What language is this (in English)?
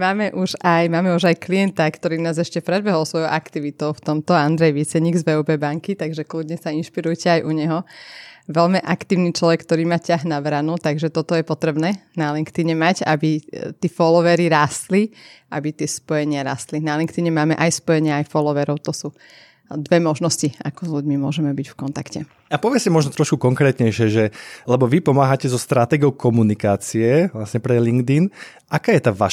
Slovak